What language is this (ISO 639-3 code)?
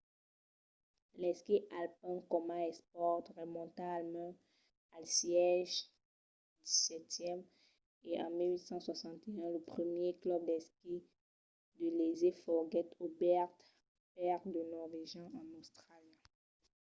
oci